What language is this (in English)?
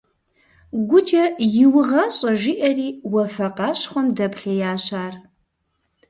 Kabardian